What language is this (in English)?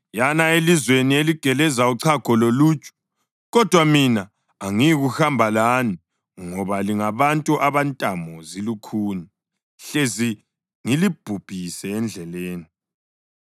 North Ndebele